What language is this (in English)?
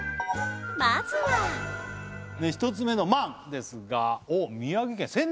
Japanese